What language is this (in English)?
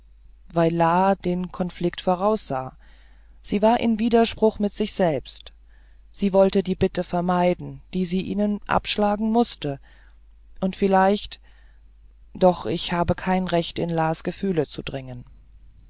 German